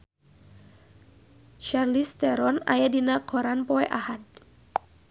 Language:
Sundanese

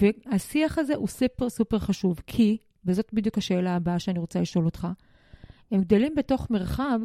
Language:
Hebrew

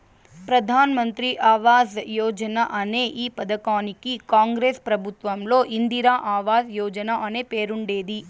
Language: Telugu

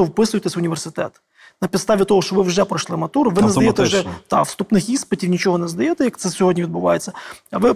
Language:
Ukrainian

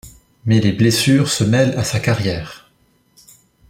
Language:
French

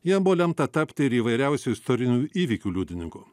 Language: Lithuanian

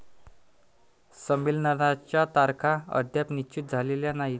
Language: Marathi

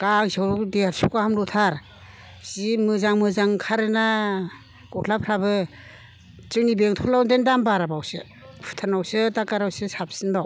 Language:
Bodo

